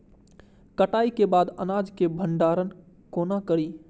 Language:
Maithili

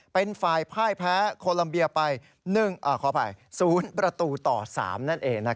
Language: Thai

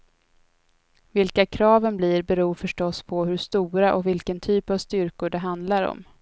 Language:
Swedish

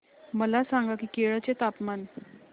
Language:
Marathi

